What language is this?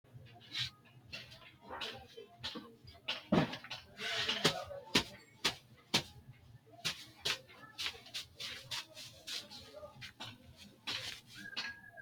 Sidamo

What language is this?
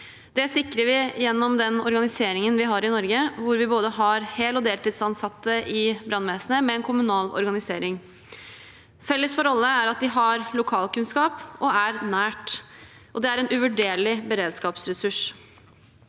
Norwegian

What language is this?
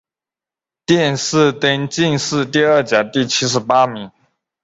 Chinese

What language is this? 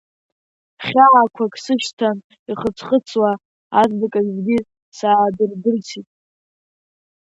Abkhazian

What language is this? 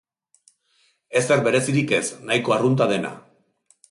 Basque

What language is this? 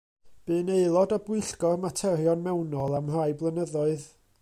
Welsh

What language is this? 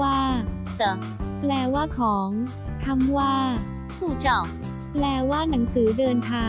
Thai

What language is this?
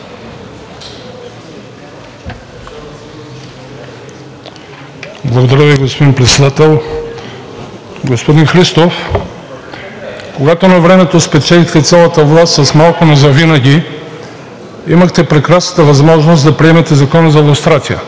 Bulgarian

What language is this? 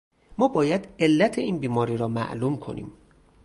Persian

